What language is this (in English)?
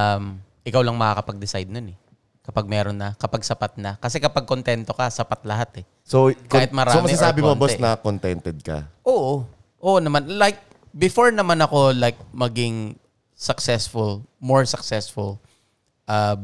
Filipino